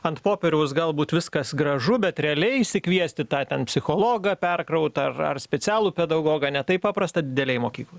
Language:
Lithuanian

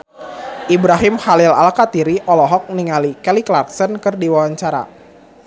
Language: Sundanese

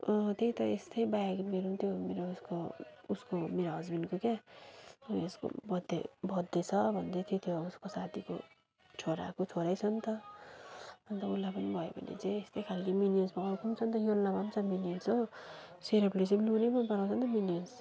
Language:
Nepali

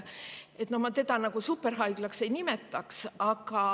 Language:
Estonian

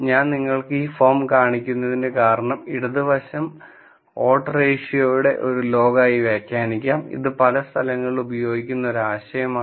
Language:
Malayalam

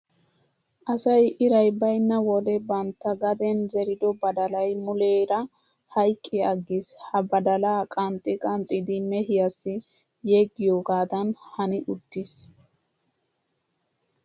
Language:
Wolaytta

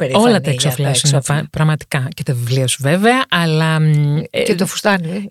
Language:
Greek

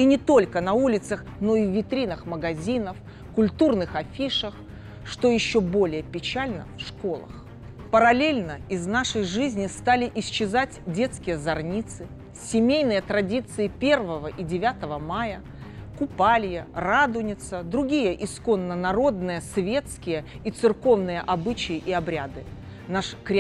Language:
Russian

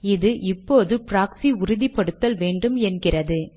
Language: Tamil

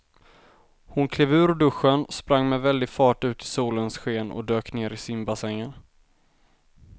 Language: Swedish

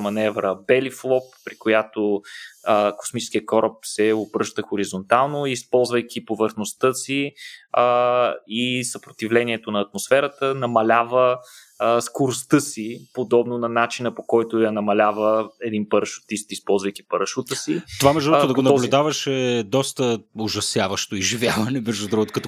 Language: Bulgarian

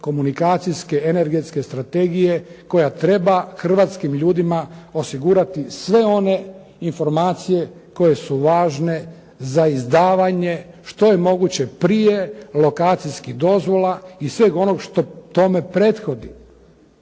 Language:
Croatian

